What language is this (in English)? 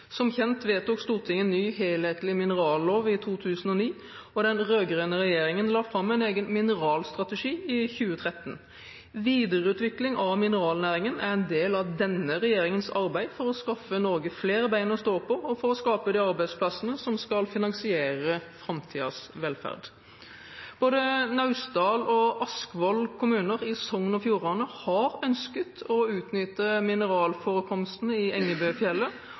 Norwegian Bokmål